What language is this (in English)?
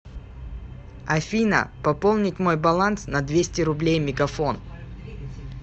Russian